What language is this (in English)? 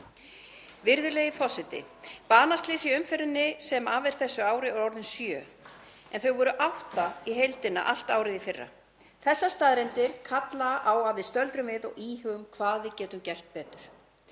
Icelandic